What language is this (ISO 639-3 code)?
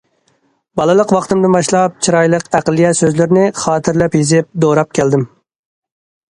uig